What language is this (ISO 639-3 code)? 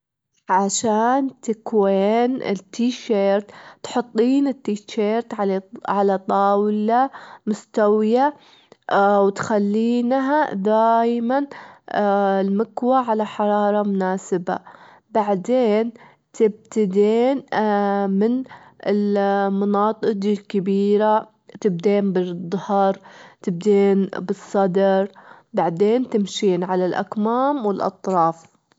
afb